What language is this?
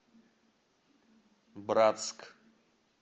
Russian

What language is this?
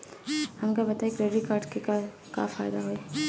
Bhojpuri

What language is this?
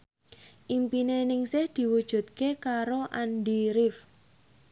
Javanese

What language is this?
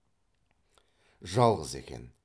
Kazakh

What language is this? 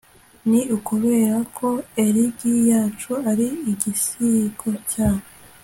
Kinyarwanda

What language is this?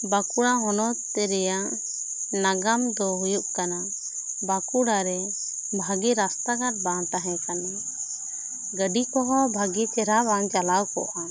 Santali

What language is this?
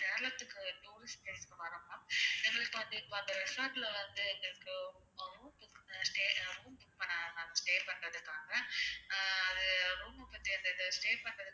Tamil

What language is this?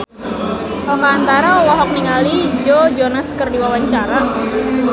Sundanese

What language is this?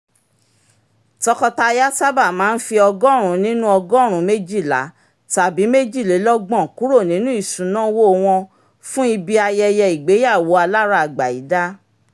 Yoruba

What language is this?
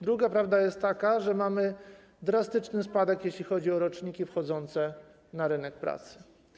Polish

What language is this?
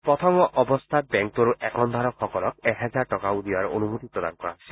Assamese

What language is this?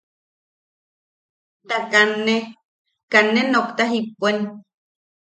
Yaqui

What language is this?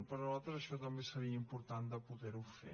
Catalan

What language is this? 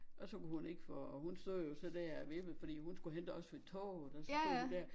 Danish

